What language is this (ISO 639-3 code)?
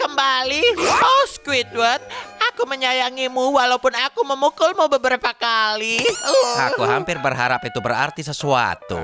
ind